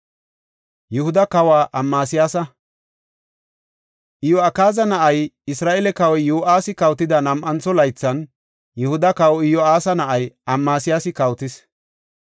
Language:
Gofa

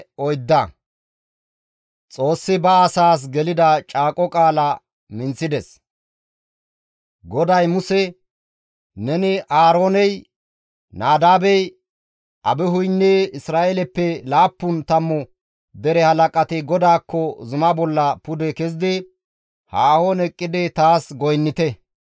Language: Gamo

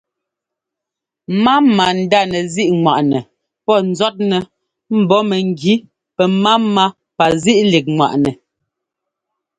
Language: Ngomba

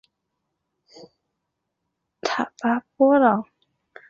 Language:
Chinese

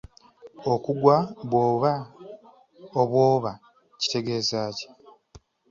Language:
Ganda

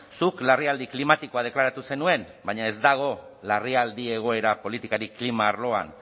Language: Basque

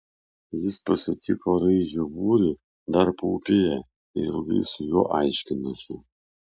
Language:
Lithuanian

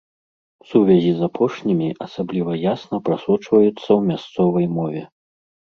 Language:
Belarusian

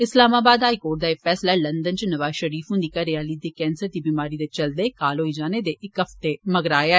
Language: Dogri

